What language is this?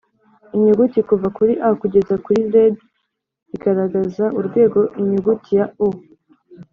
Kinyarwanda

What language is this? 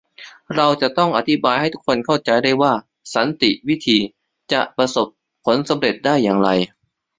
Thai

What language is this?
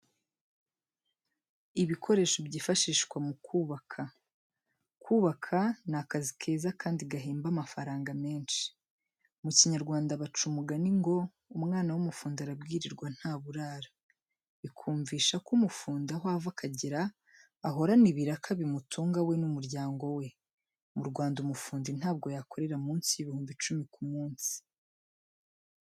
Kinyarwanda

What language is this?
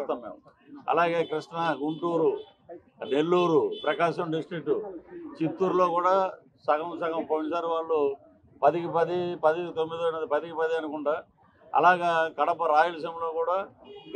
Telugu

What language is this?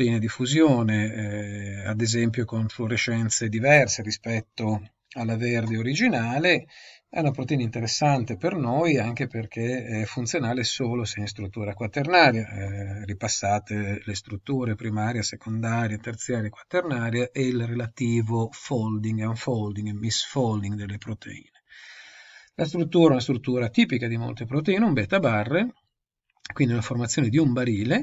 Italian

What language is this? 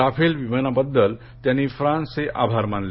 Marathi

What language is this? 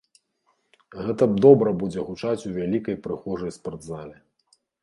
Belarusian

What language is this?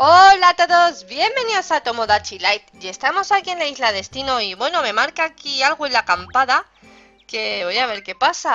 Spanish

